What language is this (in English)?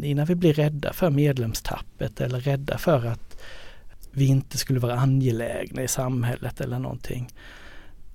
Swedish